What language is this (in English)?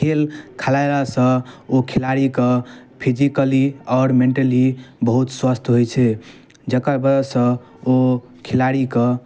Maithili